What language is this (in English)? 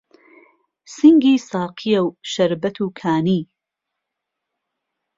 Central Kurdish